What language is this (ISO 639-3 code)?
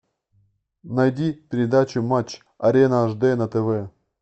rus